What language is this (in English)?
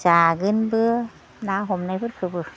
Bodo